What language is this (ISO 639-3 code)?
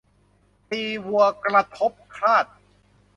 tha